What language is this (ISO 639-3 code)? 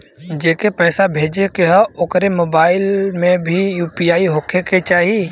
bho